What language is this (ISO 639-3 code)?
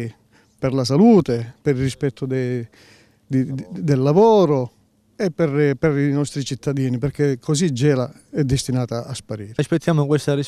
ita